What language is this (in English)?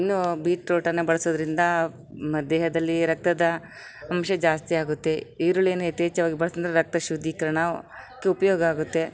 Kannada